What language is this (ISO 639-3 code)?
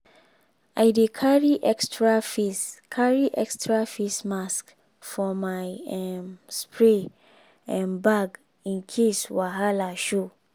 pcm